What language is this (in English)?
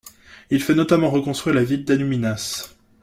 French